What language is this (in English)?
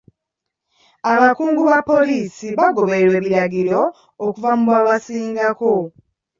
Ganda